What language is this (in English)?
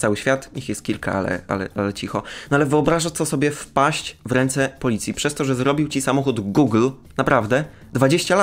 Polish